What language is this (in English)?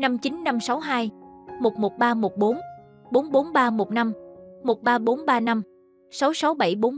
Vietnamese